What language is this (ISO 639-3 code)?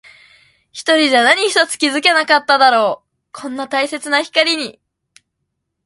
jpn